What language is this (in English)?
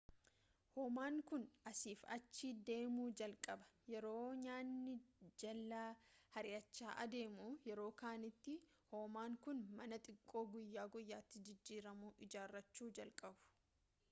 Oromo